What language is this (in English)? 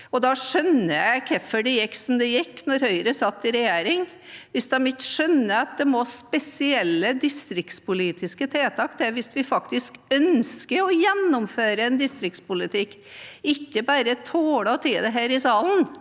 Norwegian